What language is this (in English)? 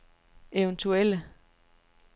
Danish